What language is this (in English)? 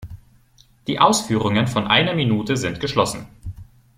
German